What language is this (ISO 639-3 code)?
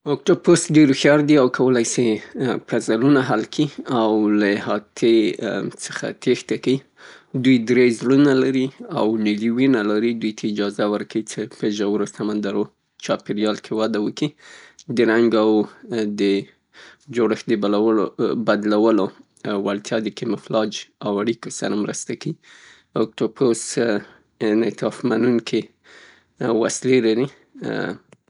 pus